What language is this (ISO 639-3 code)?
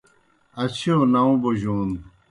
plk